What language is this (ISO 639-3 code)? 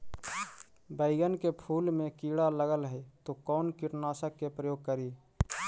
mag